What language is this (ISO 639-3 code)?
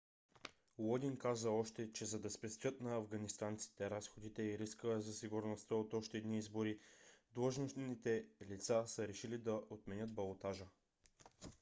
bul